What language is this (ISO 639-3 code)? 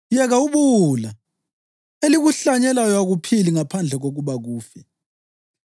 nde